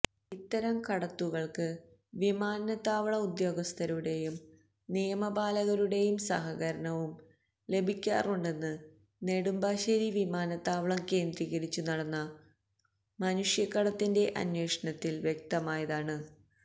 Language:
Malayalam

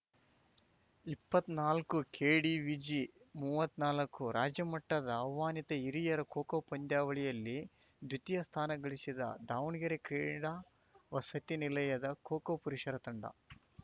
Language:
Kannada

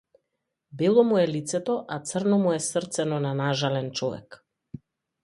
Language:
Macedonian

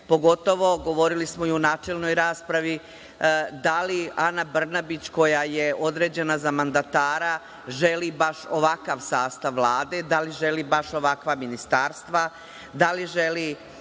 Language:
Serbian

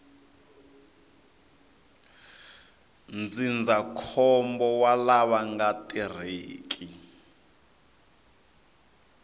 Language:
Tsonga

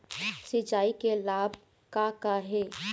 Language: Chhattisgarhi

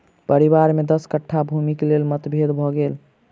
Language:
Maithili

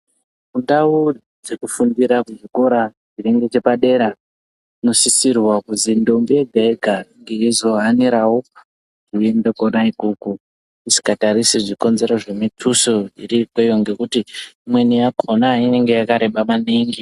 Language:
Ndau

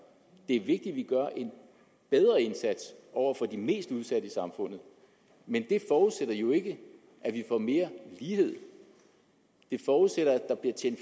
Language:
Danish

